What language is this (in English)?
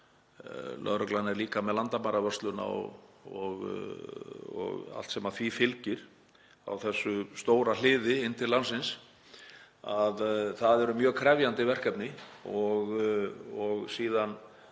Icelandic